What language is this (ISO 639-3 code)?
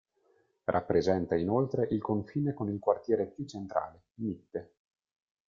ita